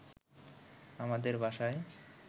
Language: Bangla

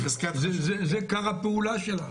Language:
Hebrew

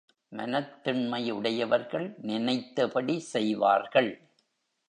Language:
Tamil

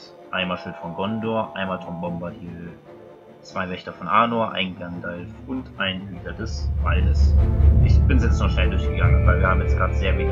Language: German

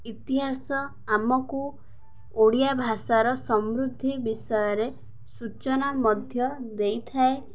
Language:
Odia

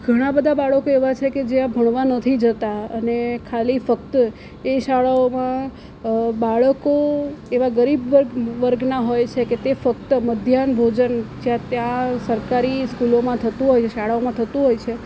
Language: Gujarati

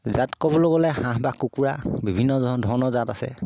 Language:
Assamese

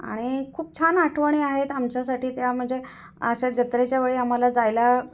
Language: Marathi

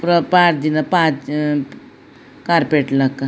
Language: Tulu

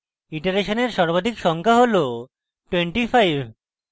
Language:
Bangla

